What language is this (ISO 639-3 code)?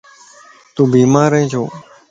lss